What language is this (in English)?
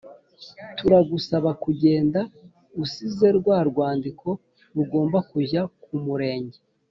Kinyarwanda